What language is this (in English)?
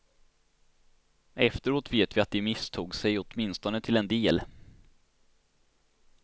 Swedish